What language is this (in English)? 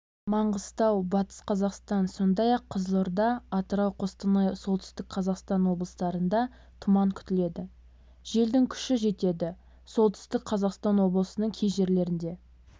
Kazakh